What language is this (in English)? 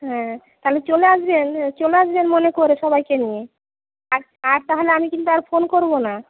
Bangla